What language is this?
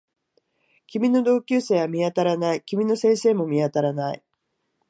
Japanese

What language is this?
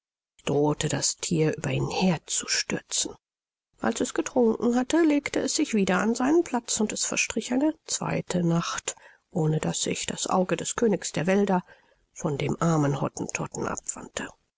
German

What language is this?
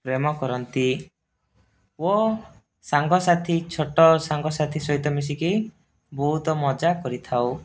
Odia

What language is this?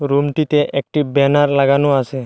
Bangla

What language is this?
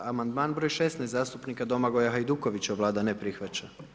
Croatian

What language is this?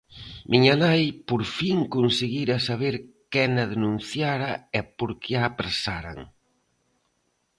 Galician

